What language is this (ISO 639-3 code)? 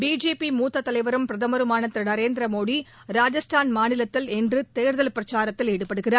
tam